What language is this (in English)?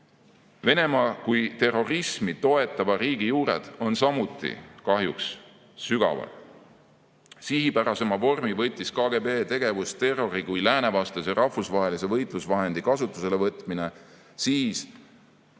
Estonian